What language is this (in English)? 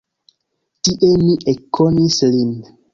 Esperanto